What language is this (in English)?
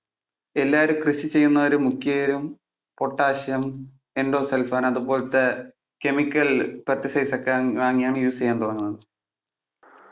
Malayalam